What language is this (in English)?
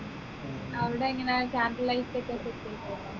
Malayalam